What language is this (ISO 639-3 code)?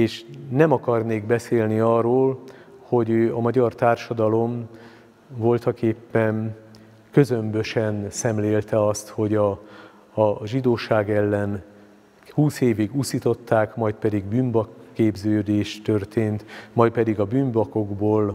hun